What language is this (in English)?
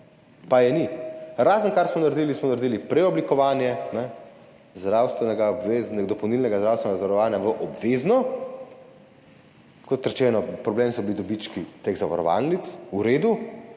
Slovenian